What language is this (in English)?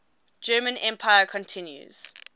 English